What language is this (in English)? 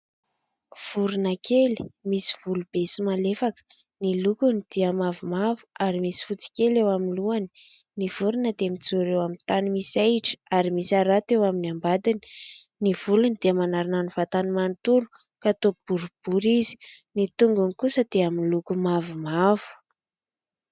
Malagasy